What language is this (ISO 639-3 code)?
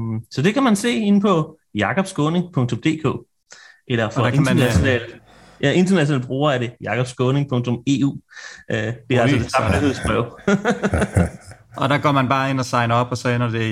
dan